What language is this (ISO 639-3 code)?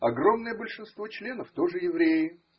rus